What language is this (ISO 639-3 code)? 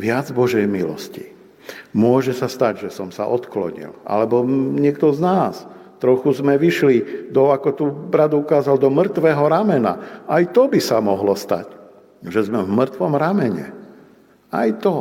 slk